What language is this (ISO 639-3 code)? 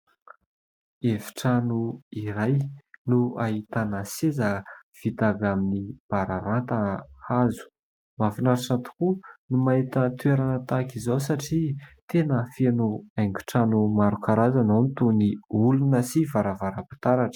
mlg